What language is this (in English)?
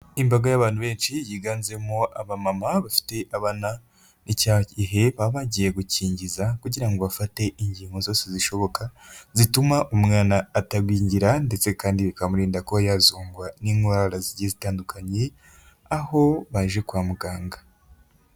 Kinyarwanda